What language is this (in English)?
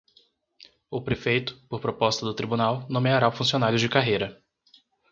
Portuguese